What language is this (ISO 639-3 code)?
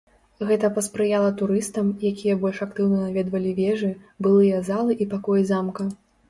bel